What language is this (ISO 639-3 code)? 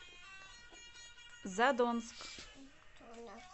rus